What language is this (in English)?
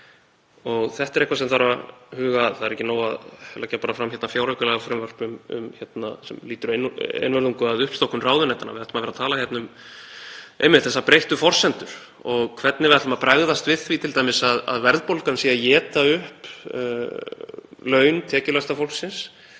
Icelandic